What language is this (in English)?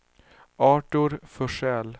Swedish